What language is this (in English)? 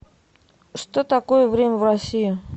Russian